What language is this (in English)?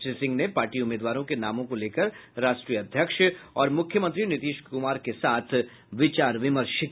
Hindi